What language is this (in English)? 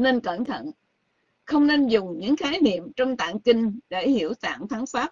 Vietnamese